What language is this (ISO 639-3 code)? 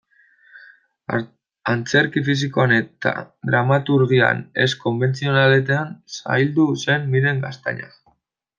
eus